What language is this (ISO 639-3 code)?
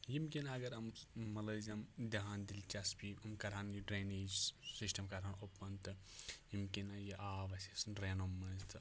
kas